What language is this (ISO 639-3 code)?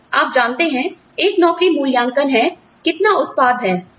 hin